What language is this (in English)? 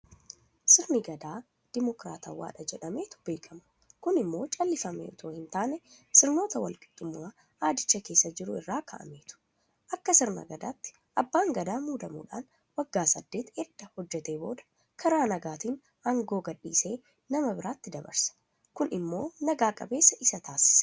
Oromo